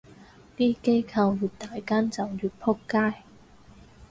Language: Cantonese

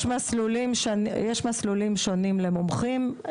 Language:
Hebrew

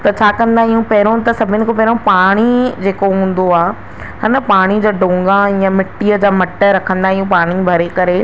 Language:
Sindhi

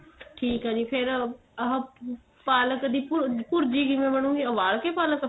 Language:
Punjabi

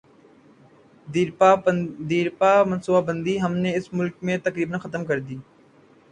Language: Urdu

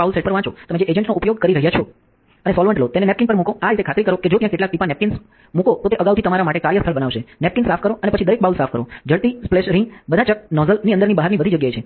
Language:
Gujarati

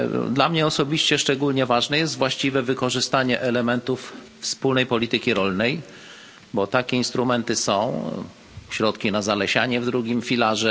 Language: Polish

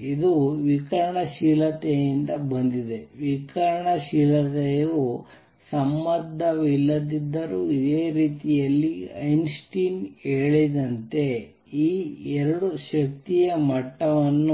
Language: Kannada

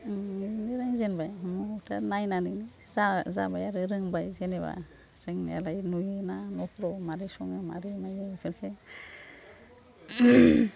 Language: Bodo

